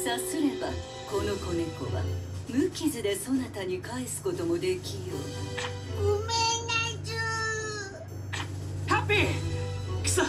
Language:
Japanese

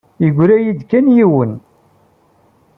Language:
Kabyle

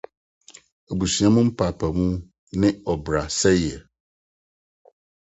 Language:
Akan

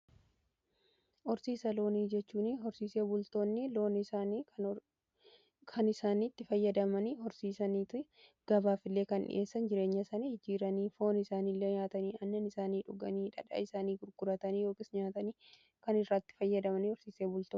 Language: Oromo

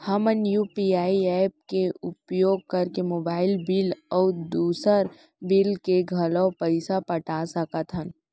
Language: Chhattisgarhi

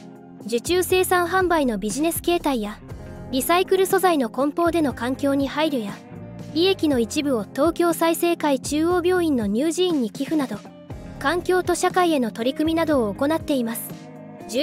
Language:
Japanese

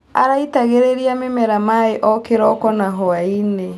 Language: Kikuyu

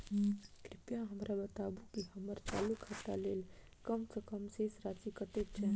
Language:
Maithili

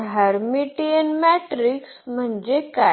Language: Marathi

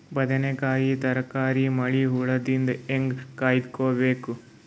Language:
Kannada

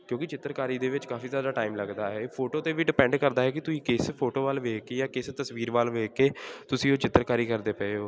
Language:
Punjabi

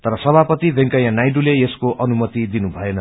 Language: Nepali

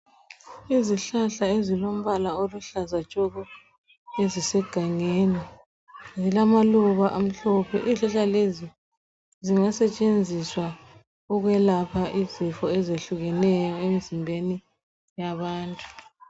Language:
North Ndebele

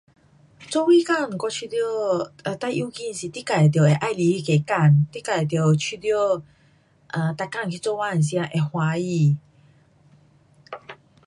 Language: Pu-Xian Chinese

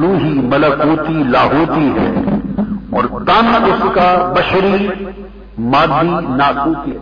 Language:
Urdu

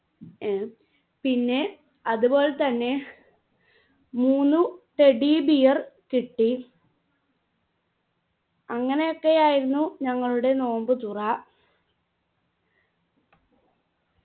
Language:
Malayalam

